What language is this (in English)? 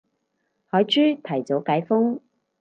Cantonese